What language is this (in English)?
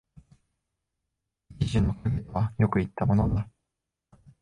Japanese